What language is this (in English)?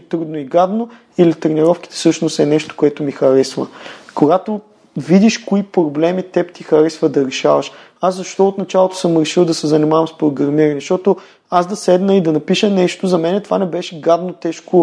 Bulgarian